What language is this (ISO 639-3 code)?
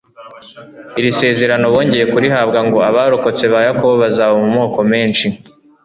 kin